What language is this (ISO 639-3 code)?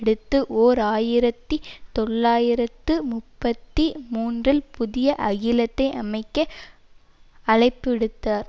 tam